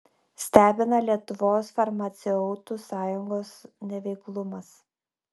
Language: Lithuanian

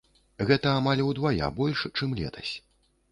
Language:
Belarusian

